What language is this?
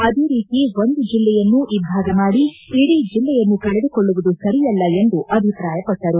Kannada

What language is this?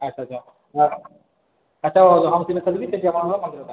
Odia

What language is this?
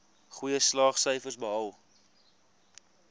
Afrikaans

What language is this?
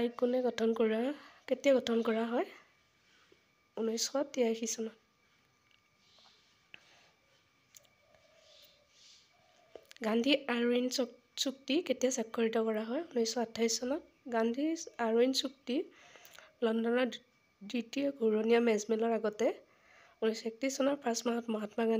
Bangla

